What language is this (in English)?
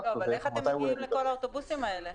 Hebrew